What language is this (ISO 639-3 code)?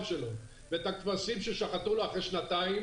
heb